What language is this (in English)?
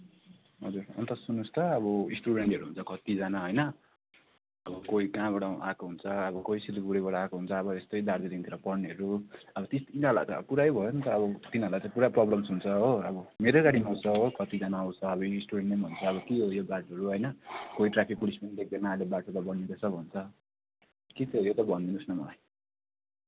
Nepali